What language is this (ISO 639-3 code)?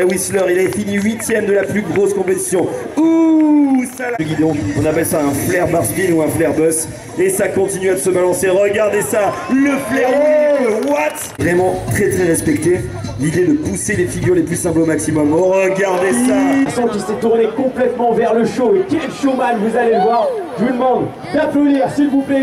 fra